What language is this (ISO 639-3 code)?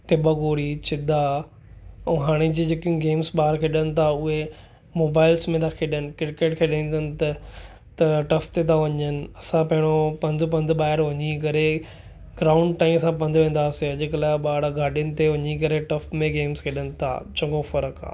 snd